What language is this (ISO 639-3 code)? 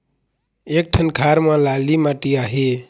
hne